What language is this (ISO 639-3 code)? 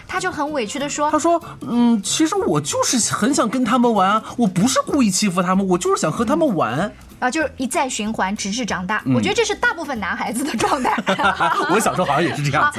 zho